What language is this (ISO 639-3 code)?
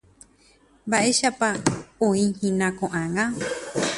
grn